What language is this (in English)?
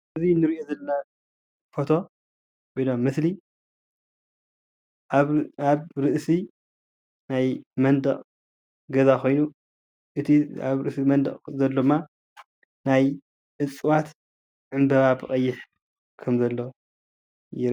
Tigrinya